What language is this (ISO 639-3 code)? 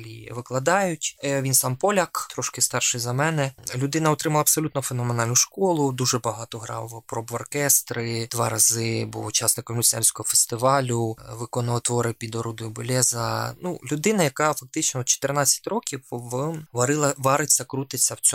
ukr